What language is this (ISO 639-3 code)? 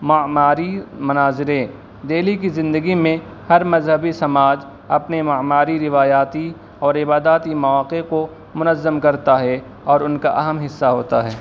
urd